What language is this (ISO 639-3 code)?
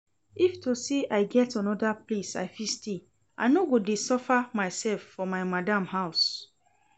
pcm